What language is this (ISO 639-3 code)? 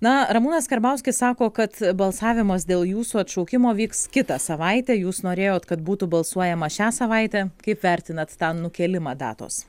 lit